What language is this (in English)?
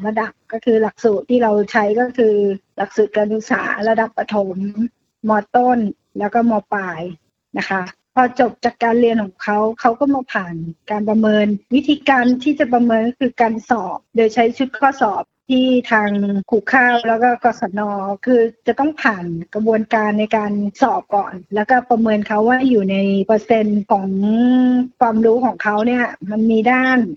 Thai